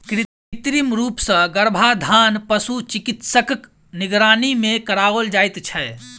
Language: Maithili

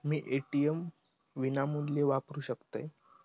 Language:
Marathi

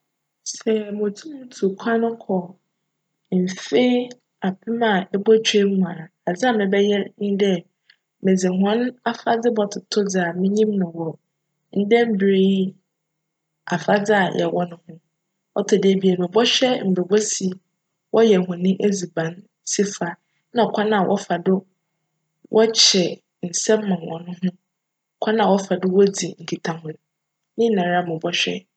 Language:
Akan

